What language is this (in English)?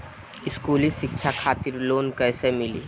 Bhojpuri